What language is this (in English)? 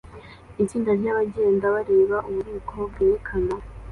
Kinyarwanda